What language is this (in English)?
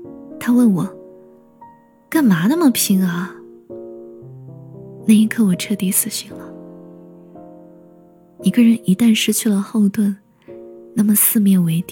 Chinese